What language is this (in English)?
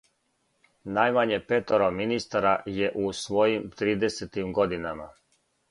Serbian